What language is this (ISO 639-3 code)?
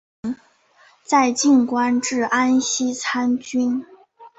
zho